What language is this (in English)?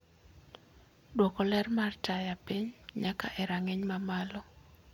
Luo (Kenya and Tanzania)